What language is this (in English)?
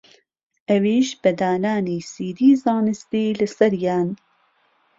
Central Kurdish